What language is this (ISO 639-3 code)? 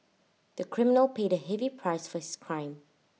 eng